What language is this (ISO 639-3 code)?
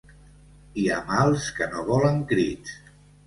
cat